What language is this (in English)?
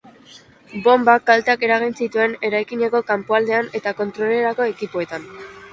Basque